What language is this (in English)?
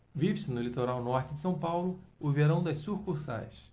Portuguese